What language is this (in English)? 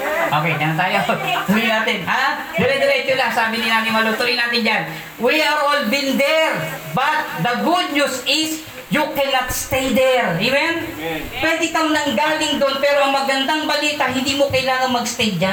Filipino